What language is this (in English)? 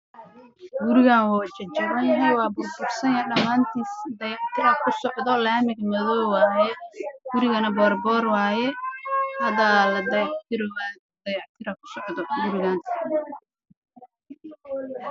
Somali